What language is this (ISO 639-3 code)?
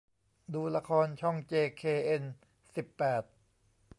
tha